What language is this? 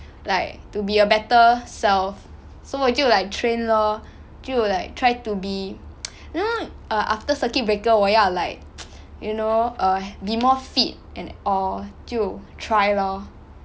English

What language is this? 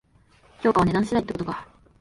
Japanese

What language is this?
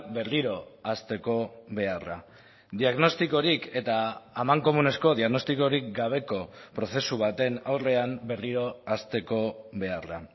Basque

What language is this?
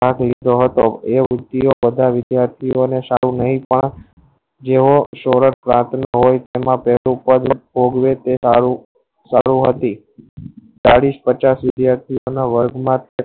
Gujarati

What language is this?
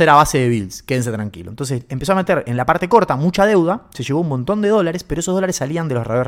Spanish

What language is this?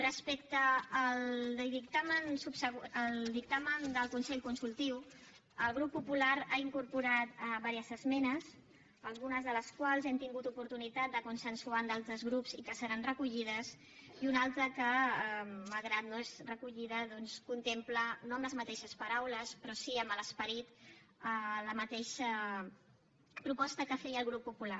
Catalan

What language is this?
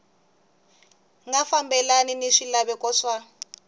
Tsonga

